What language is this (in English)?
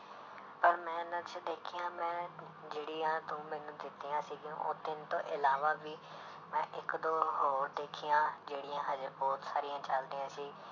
Punjabi